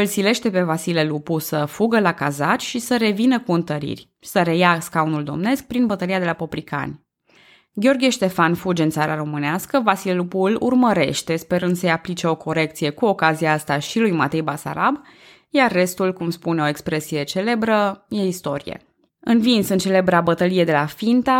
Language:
Romanian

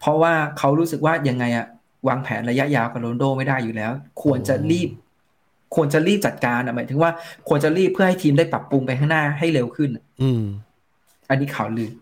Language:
Thai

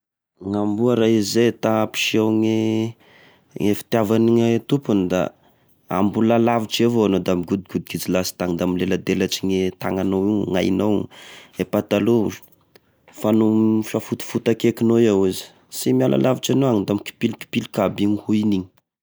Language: Tesaka Malagasy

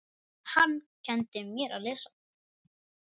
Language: Icelandic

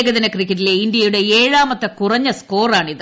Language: Malayalam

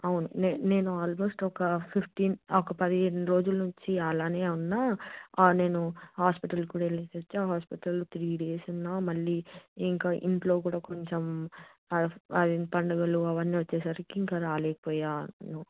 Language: Telugu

